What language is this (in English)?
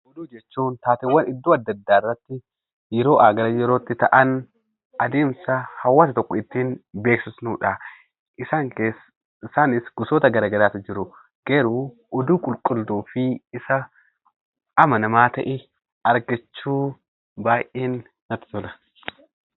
Oromo